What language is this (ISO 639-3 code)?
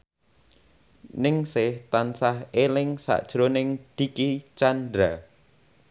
jav